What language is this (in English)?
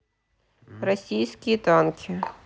Russian